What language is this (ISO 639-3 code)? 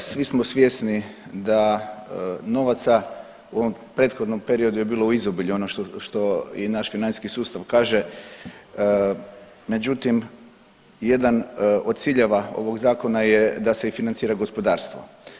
hrv